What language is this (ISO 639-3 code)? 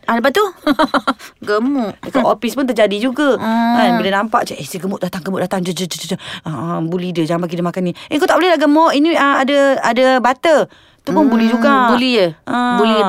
msa